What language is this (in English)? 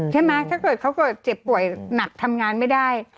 Thai